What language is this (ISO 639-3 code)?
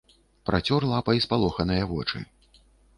bel